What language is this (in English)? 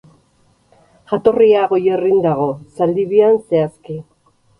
Basque